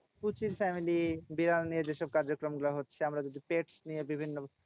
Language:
Bangla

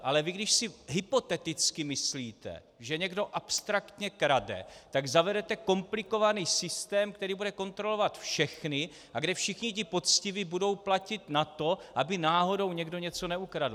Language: Czech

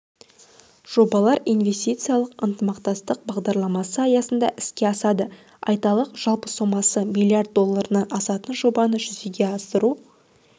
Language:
Kazakh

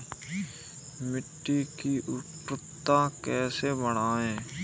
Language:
Hindi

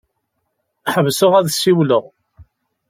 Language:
Kabyle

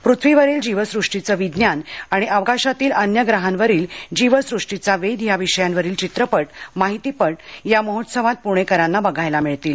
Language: Marathi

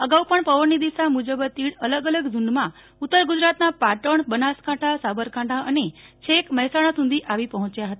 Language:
Gujarati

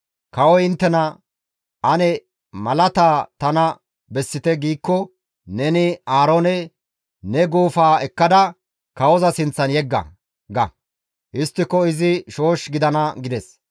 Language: Gamo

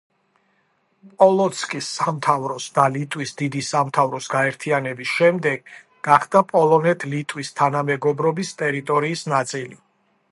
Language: Georgian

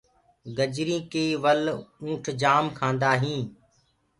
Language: Gurgula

